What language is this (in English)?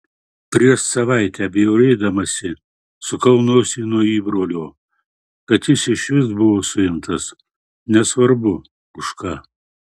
Lithuanian